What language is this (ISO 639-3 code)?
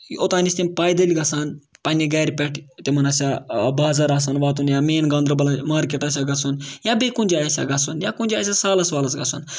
kas